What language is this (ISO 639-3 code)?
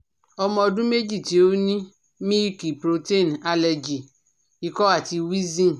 yor